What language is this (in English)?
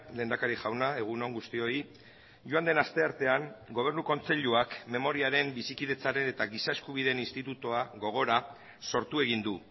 Basque